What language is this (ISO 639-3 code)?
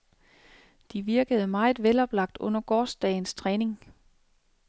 dan